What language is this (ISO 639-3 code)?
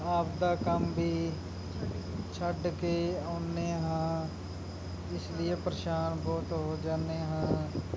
pan